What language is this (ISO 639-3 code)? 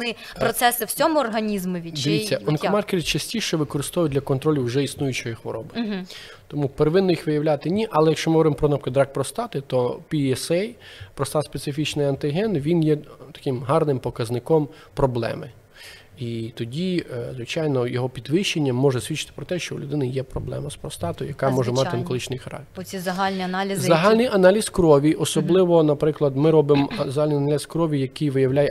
ukr